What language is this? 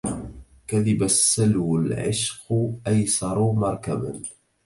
Arabic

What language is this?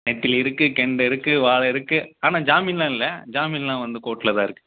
Tamil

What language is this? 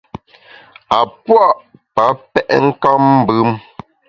Bamun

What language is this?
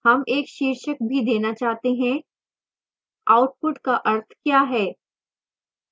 Hindi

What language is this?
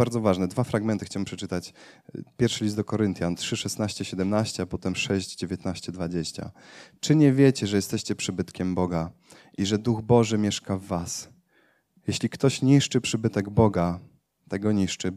Polish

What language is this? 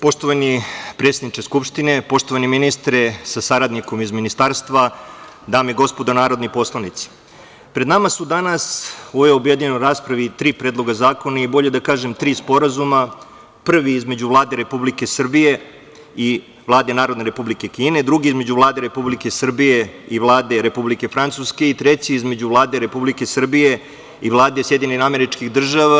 Serbian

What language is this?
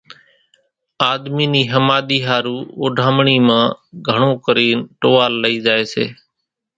Kachi Koli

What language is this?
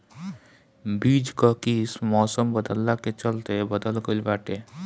Bhojpuri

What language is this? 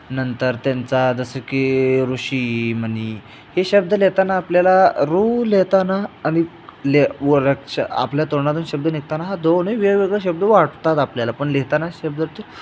Marathi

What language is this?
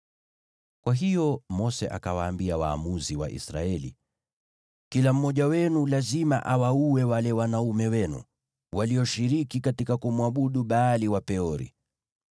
Swahili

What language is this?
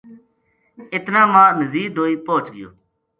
Gujari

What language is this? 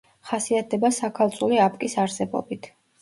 Georgian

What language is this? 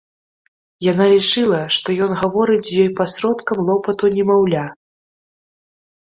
Belarusian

